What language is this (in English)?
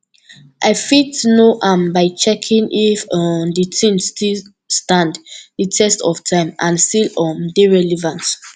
Nigerian Pidgin